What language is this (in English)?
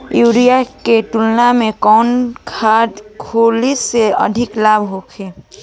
Bhojpuri